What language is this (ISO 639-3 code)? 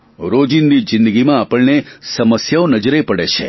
guj